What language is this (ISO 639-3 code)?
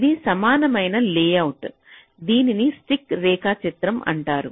tel